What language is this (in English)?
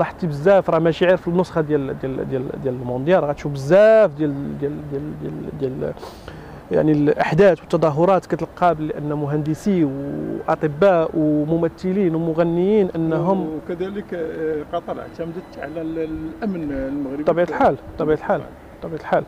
Arabic